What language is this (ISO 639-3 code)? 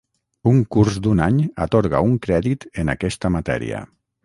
cat